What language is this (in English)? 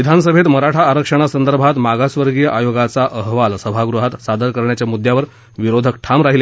Marathi